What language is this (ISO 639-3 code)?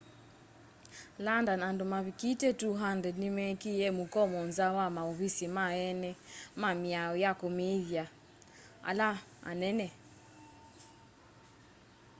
kam